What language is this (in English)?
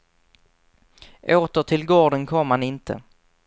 Swedish